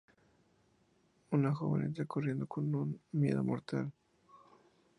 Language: Spanish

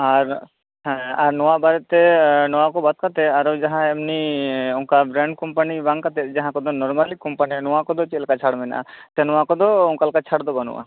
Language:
Santali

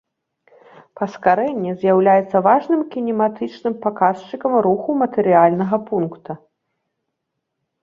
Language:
Belarusian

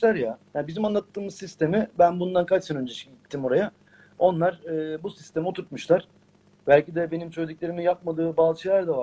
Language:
Turkish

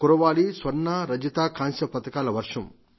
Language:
Telugu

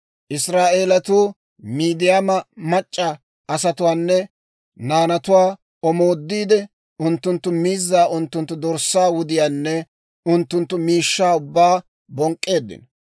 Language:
Dawro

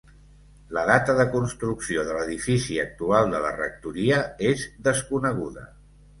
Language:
Catalan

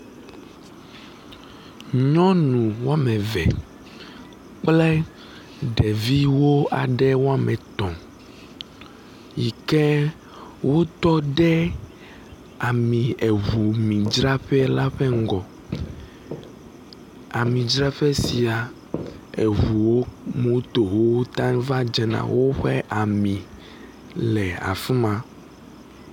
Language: Ewe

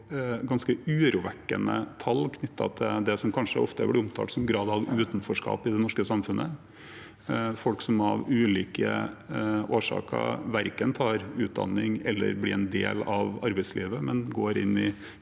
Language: Norwegian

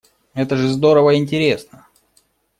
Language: Russian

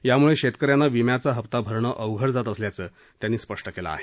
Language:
Marathi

